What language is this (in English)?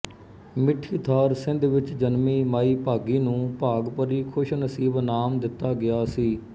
Punjabi